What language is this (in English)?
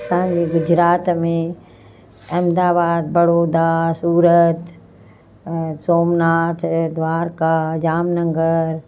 Sindhi